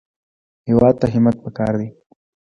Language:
Pashto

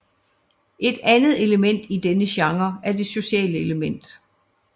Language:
Danish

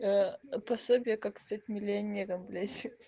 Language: Russian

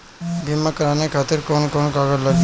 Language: Bhojpuri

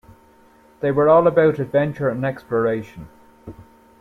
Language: English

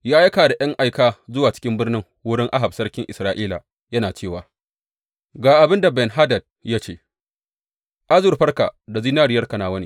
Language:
Hausa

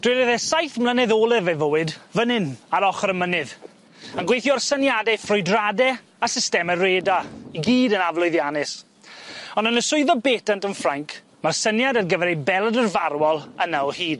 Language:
Welsh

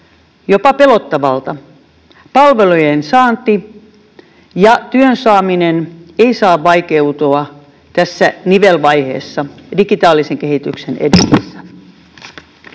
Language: Finnish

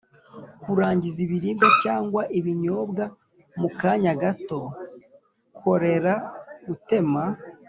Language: Kinyarwanda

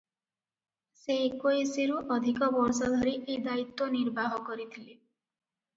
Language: Odia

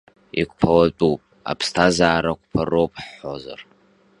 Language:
Abkhazian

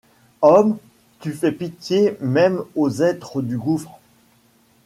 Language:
French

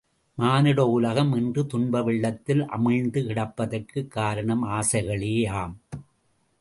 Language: Tamil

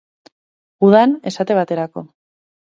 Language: Basque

